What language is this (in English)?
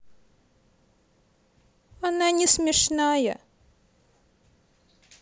Russian